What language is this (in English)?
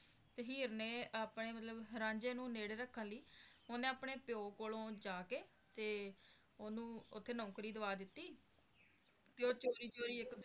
Punjabi